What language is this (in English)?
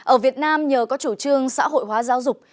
Vietnamese